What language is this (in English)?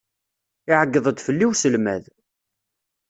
Kabyle